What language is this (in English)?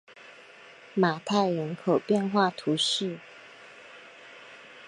Chinese